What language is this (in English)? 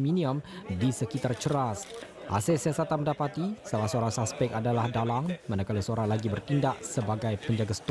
Malay